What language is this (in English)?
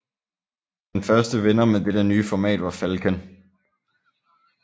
Danish